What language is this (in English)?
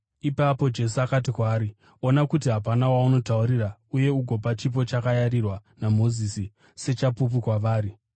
Shona